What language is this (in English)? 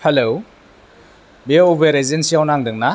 Bodo